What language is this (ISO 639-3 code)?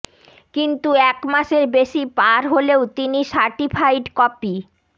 ben